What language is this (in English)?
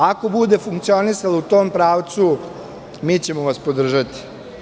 Serbian